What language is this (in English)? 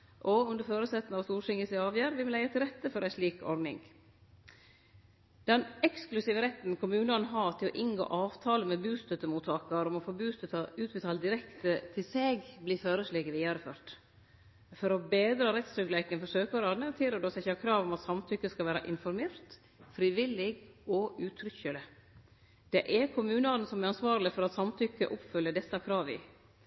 Norwegian Nynorsk